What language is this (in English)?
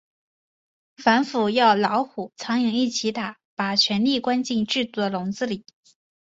Chinese